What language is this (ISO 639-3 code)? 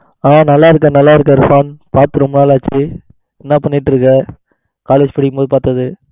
tam